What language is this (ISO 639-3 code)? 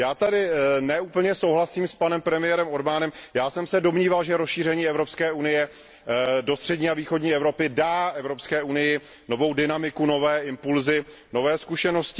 ces